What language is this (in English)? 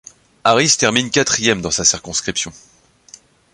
French